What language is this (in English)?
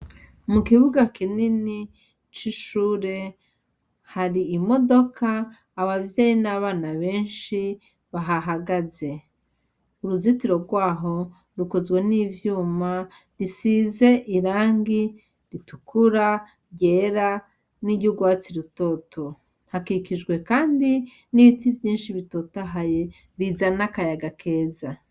Rundi